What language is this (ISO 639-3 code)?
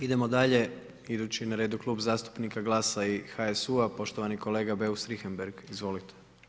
hrv